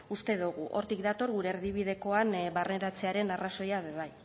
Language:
Basque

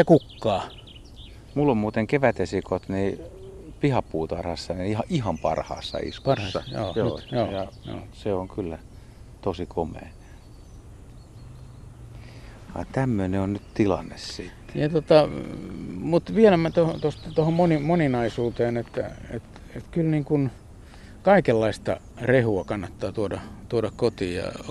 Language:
Finnish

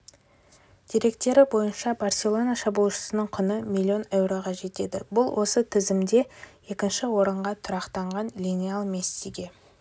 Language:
Kazakh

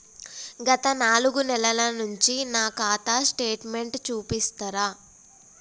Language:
Telugu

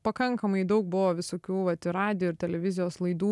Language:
Lithuanian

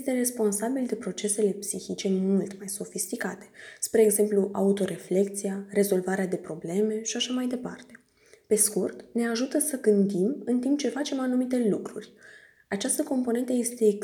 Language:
Romanian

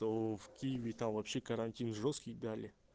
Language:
Russian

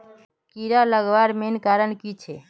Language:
Magahi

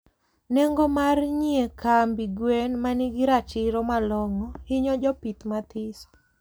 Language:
Luo (Kenya and Tanzania)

